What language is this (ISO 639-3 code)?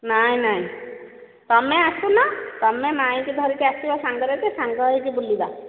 ori